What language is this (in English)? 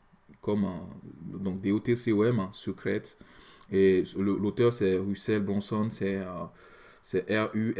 French